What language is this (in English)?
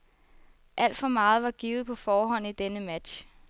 Danish